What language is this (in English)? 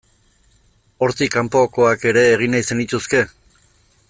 Basque